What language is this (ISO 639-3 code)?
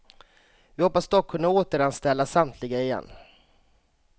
swe